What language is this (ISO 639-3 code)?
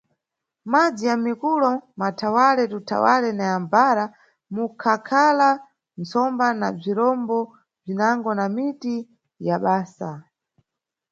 nyu